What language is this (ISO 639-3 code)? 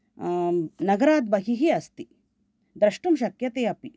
san